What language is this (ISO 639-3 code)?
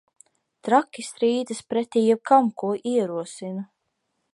lav